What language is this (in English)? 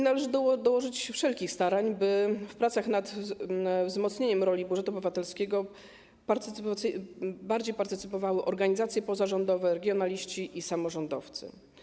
Polish